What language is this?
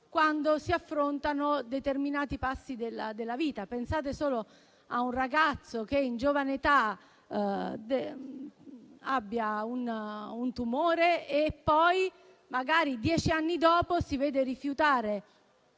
Italian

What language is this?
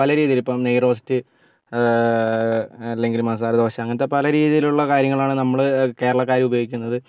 Malayalam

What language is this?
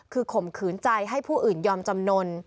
Thai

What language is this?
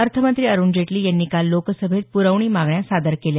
Marathi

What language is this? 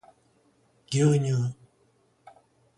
Japanese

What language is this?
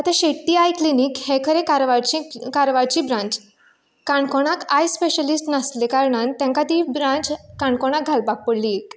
Konkani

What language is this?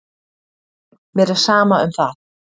Icelandic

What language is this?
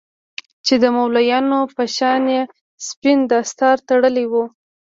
Pashto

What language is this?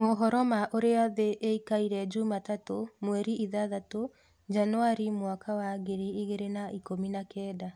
Kikuyu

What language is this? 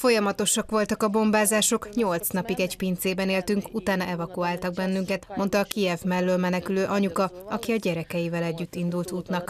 Hungarian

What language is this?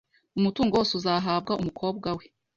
Kinyarwanda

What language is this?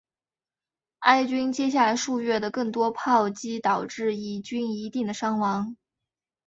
Chinese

